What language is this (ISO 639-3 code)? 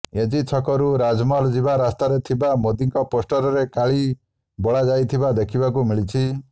ori